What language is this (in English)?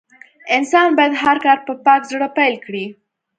Pashto